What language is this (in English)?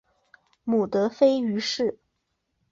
Chinese